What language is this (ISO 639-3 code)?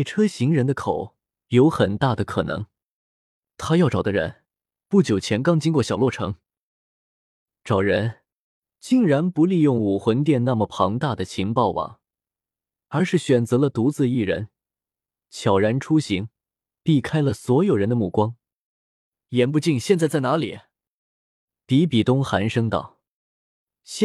zho